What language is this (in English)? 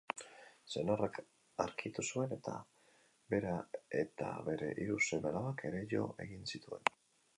Basque